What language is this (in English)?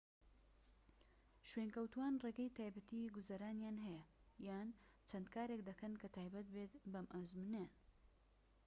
Central Kurdish